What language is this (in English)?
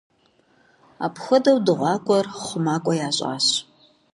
Kabardian